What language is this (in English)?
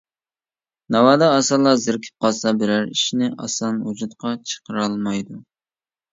Uyghur